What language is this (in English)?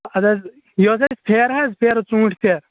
Kashmiri